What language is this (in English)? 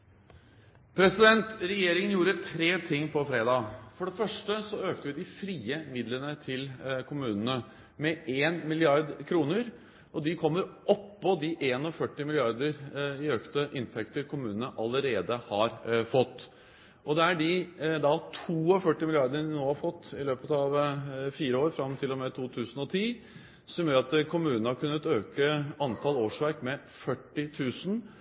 Norwegian Bokmål